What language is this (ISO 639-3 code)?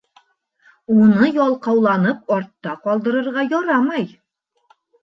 bak